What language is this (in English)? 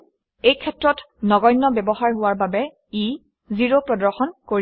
Assamese